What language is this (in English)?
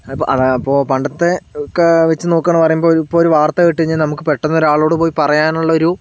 Malayalam